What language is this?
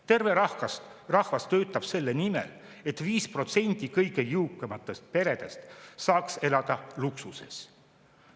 Estonian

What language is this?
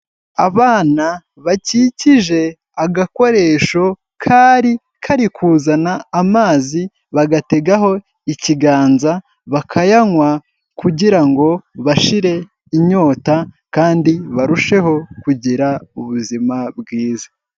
Kinyarwanda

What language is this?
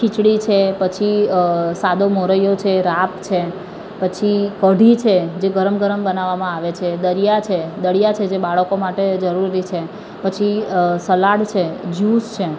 Gujarati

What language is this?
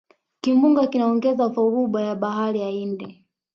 Swahili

